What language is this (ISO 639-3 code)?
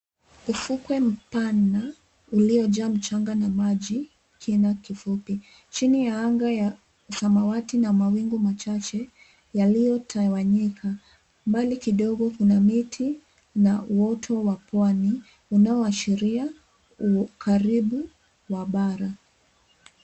swa